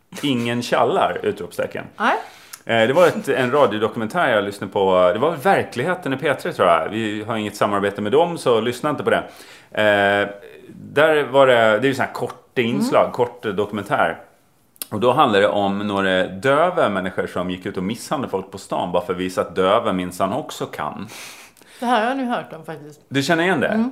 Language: Swedish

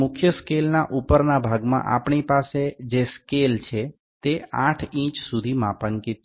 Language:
Bangla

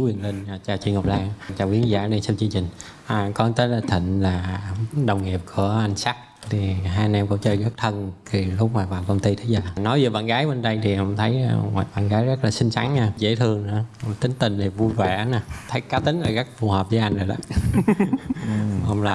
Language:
Vietnamese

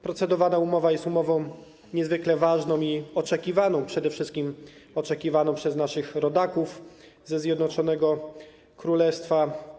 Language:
Polish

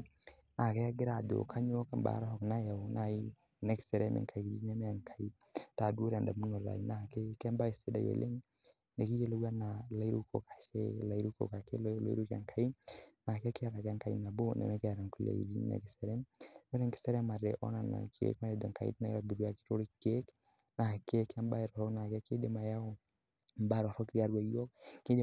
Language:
Masai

